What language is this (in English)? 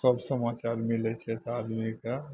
Maithili